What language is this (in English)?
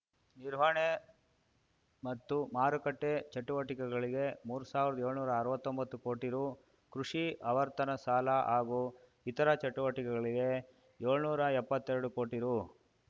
Kannada